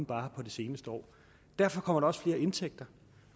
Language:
Danish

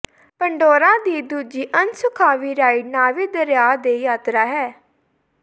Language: Punjabi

